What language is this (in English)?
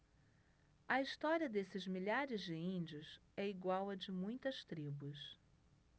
Portuguese